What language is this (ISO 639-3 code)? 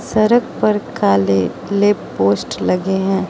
hin